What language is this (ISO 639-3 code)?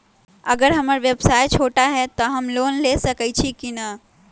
mag